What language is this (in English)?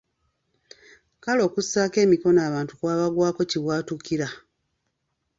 Ganda